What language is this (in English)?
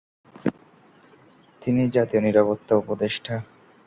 Bangla